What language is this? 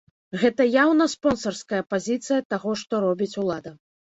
Belarusian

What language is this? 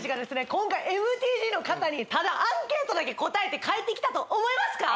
Japanese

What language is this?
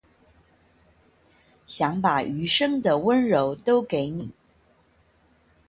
Chinese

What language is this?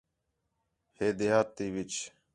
Khetrani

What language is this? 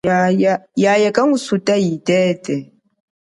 Chokwe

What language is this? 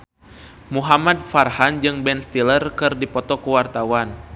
Sundanese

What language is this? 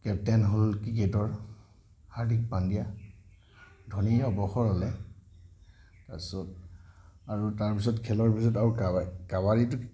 Assamese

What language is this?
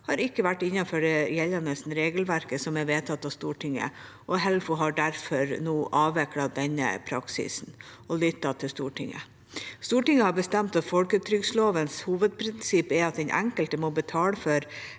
Norwegian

